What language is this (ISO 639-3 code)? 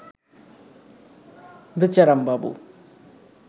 ben